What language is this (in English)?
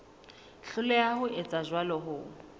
Southern Sotho